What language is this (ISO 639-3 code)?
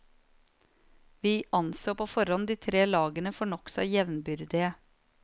nor